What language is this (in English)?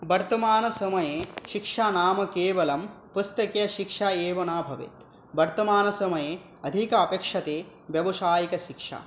Sanskrit